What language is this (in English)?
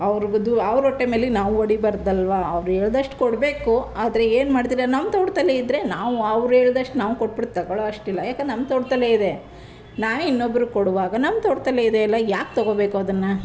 Kannada